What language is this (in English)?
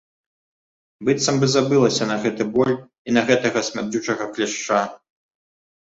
Belarusian